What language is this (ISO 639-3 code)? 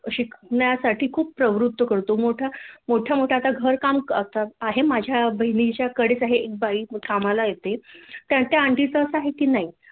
mar